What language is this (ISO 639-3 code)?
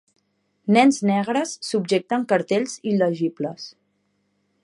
cat